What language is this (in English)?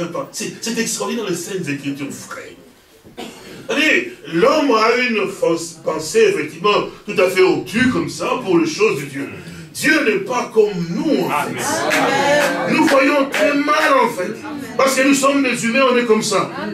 French